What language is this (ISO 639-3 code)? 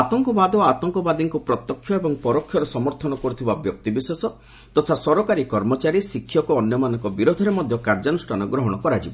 ori